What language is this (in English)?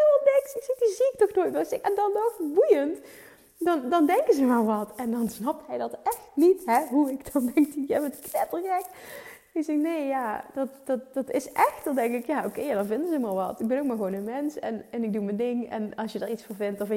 Dutch